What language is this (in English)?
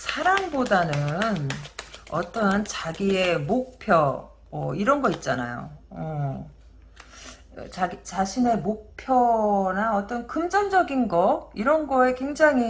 Korean